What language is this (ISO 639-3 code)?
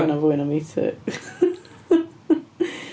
cym